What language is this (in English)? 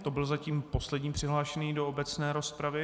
Czech